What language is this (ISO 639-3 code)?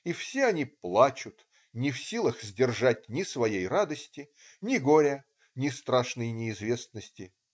rus